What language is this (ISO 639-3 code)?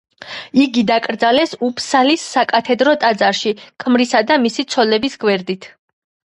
kat